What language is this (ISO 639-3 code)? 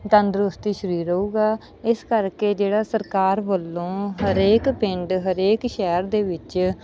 pan